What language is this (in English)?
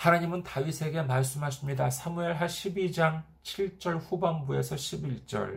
Korean